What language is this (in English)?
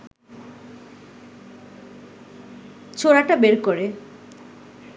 Bangla